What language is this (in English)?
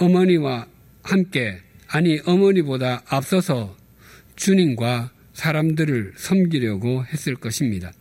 Korean